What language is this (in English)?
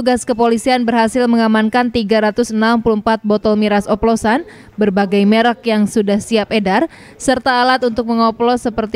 Indonesian